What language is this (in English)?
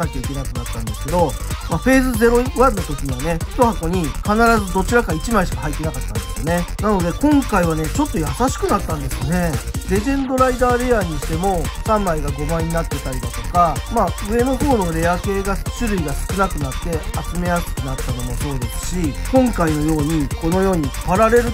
Japanese